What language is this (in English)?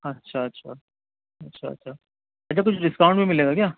Urdu